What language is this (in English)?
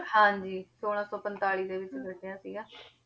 Punjabi